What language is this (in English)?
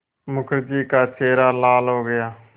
Hindi